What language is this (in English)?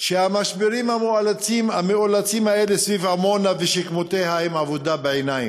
Hebrew